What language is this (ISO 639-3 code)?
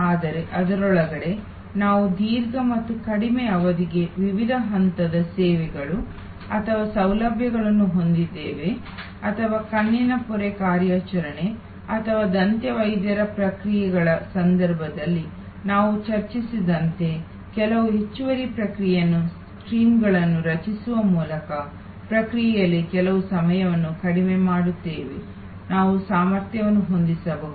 kan